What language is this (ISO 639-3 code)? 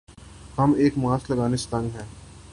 urd